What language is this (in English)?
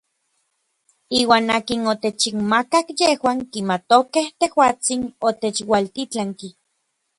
Orizaba Nahuatl